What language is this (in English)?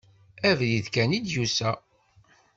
Kabyle